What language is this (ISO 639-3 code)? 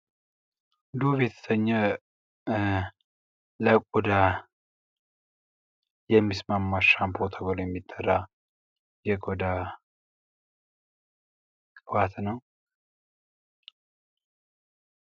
amh